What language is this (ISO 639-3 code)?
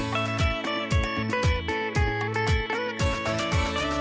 tha